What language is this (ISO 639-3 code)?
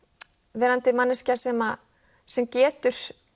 isl